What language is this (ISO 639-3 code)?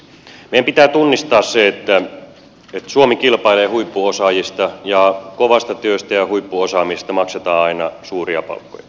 fin